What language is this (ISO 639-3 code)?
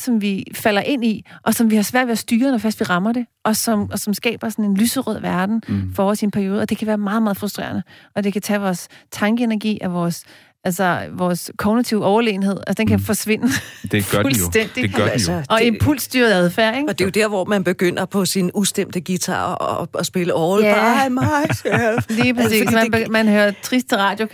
dan